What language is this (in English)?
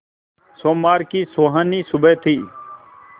Hindi